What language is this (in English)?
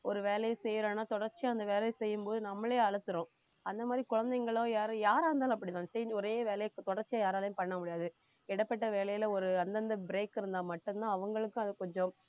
Tamil